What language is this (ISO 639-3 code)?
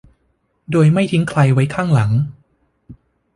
tha